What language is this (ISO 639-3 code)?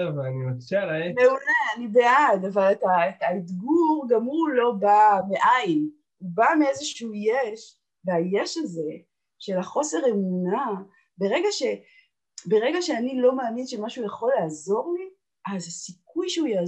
heb